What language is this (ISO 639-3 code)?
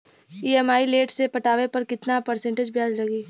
bho